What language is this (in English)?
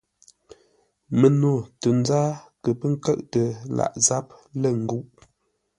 Ngombale